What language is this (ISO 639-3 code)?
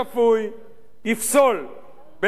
heb